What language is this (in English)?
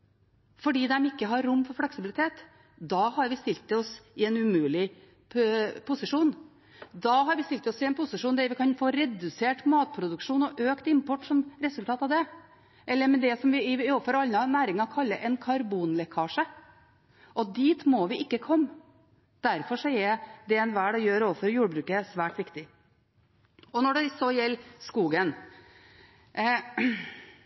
Norwegian Bokmål